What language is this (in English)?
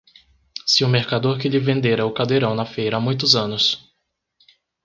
Portuguese